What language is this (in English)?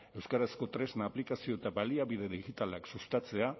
Basque